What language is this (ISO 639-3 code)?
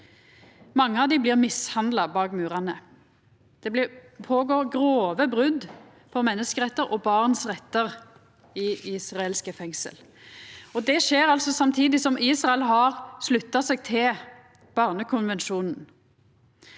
nor